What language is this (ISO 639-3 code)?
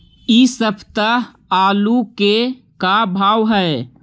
mag